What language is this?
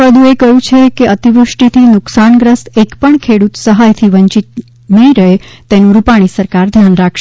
Gujarati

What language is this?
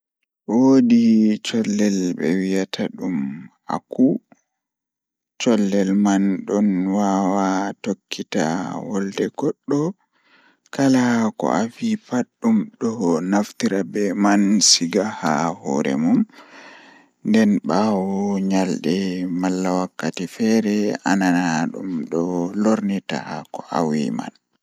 Fula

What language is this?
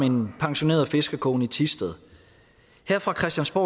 Danish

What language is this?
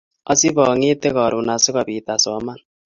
Kalenjin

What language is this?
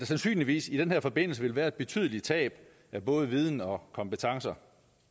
Danish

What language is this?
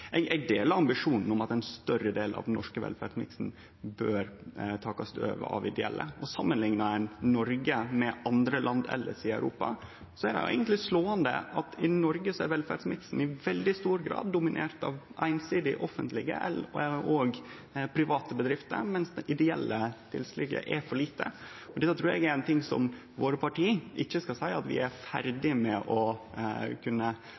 Norwegian Nynorsk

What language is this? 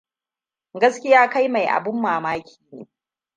Hausa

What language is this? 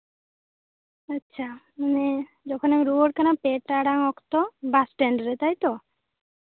Santali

